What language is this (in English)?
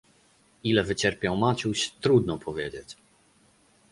Polish